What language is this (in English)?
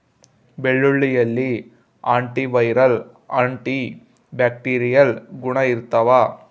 Kannada